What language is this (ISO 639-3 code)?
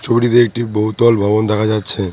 ben